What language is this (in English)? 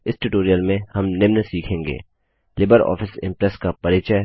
Hindi